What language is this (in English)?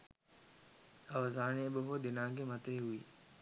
Sinhala